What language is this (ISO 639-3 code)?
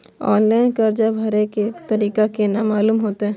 mai